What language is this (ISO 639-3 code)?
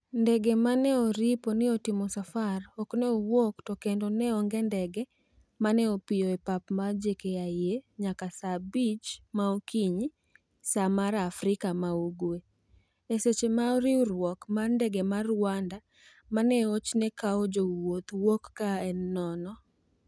luo